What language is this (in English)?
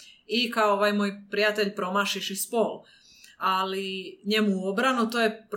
Croatian